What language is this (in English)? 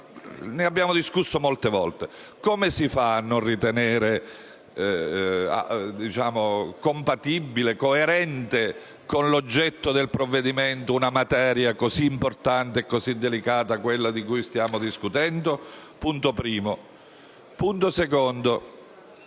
Italian